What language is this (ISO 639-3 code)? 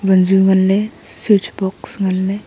nnp